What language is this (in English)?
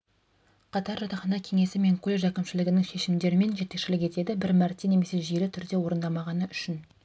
Kazakh